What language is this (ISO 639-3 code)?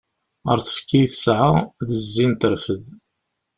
kab